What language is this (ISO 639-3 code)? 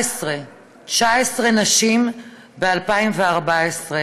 heb